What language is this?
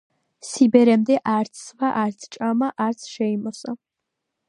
Georgian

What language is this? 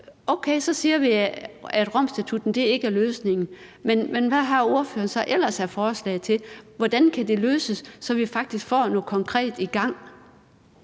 Danish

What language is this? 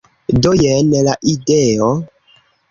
Esperanto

